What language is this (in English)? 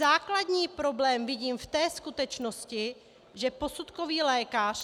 Czech